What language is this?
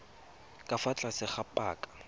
Tswana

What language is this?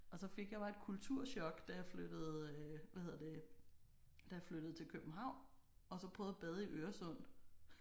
Danish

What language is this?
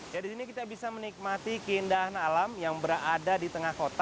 Indonesian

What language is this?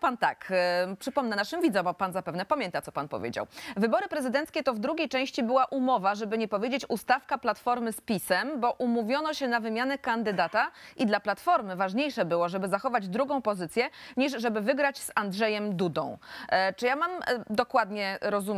Polish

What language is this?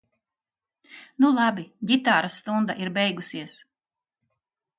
Latvian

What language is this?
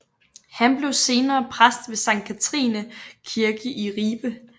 Danish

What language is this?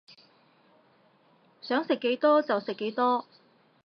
Cantonese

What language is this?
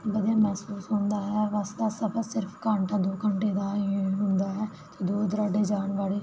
Punjabi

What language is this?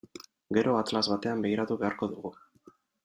Basque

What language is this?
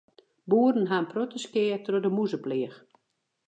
Western Frisian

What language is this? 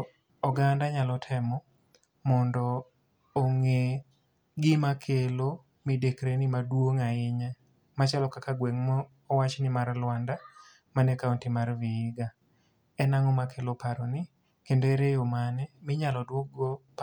Luo (Kenya and Tanzania)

